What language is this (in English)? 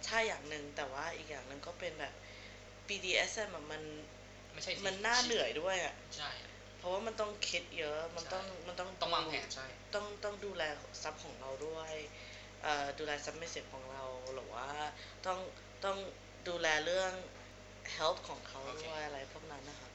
Thai